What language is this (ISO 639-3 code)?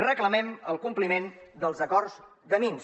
cat